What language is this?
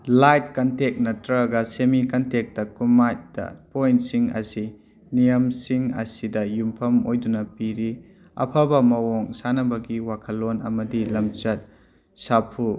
Manipuri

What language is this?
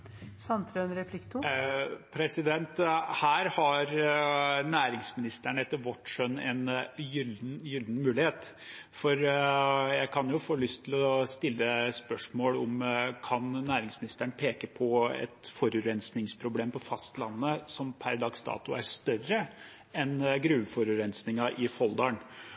Norwegian Bokmål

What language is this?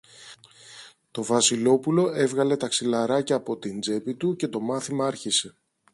Greek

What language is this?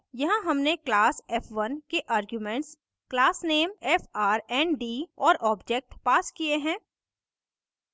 Hindi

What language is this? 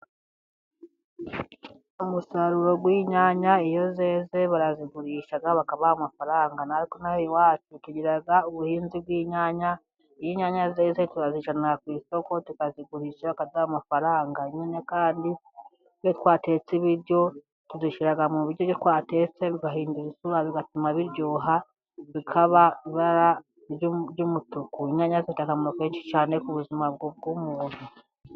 Kinyarwanda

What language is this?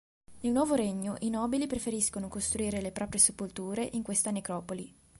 Italian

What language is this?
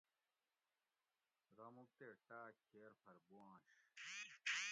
Gawri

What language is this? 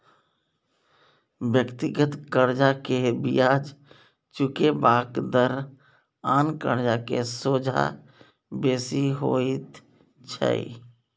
Maithili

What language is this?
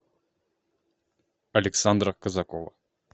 Russian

